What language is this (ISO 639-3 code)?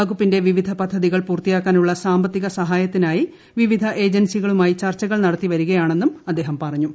mal